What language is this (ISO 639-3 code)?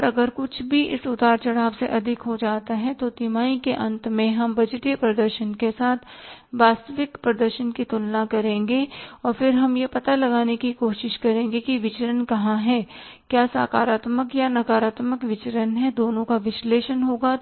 hin